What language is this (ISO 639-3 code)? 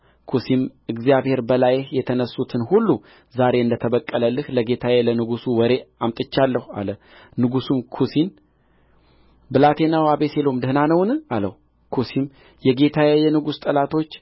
amh